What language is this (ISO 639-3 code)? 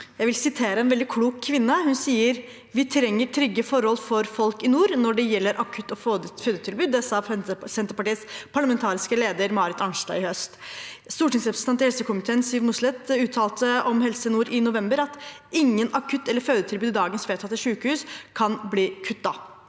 nor